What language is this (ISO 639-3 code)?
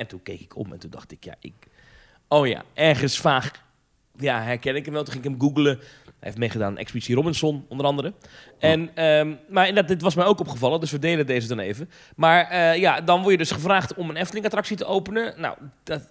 nld